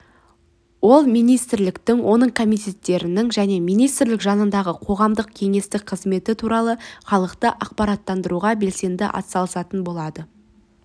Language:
Kazakh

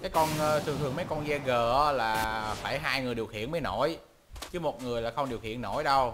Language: Vietnamese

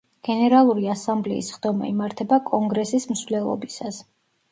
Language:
Georgian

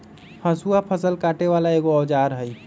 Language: Magahi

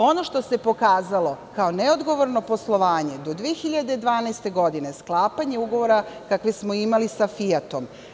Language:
Serbian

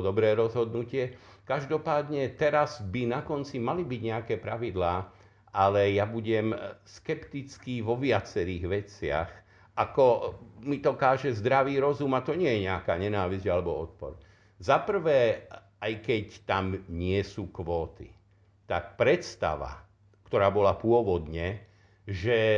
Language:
Slovak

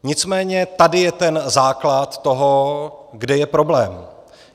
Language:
Czech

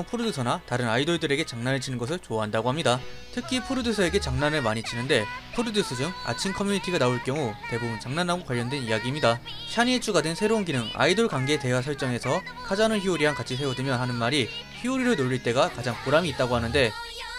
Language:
Korean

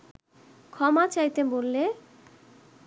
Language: Bangla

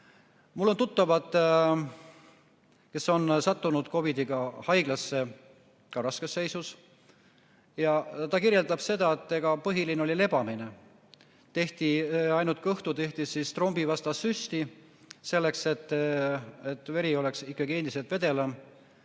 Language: Estonian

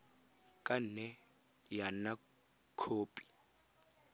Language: Tswana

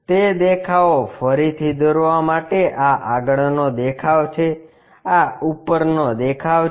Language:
Gujarati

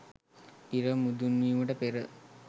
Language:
Sinhala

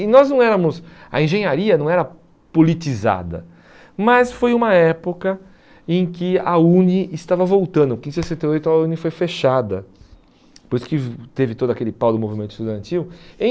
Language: Portuguese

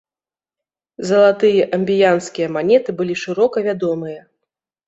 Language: Belarusian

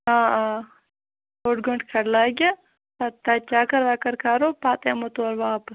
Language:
Kashmiri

